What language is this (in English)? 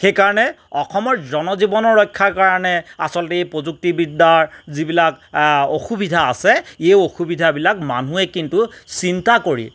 Assamese